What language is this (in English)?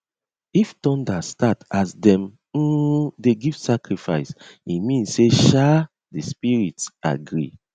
Nigerian Pidgin